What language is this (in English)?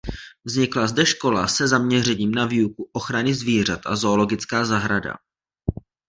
Czech